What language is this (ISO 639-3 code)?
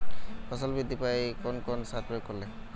ben